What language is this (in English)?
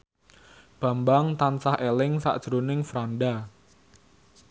Javanese